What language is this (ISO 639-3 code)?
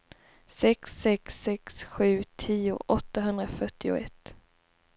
swe